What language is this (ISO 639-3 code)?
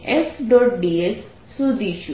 guj